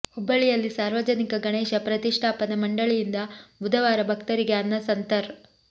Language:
Kannada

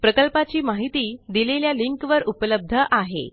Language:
Marathi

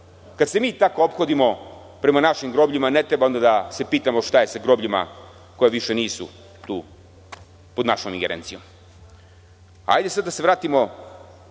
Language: Serbian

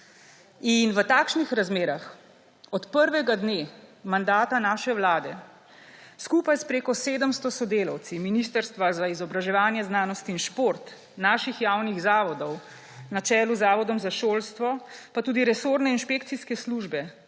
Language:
Slovenian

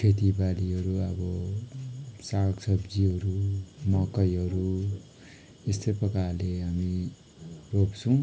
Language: Nepali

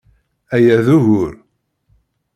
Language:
Kabyle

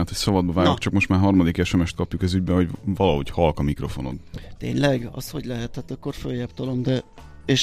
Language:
Hungarian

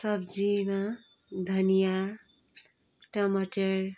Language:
Nepali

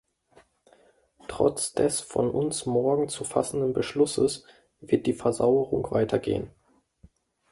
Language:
German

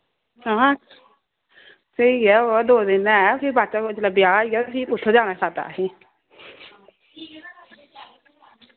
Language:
Dogri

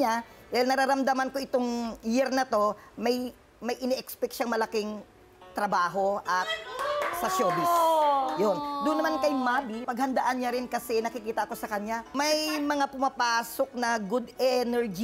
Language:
Filipino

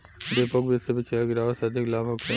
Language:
Bhojpuri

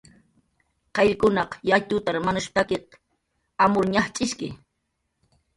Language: Jaqaru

